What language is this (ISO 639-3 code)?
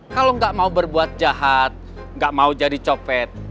ind